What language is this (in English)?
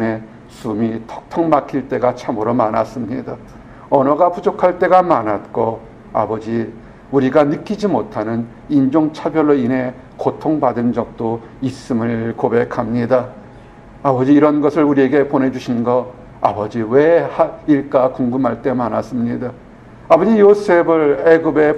Korean